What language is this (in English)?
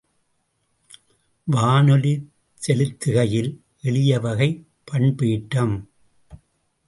Tamil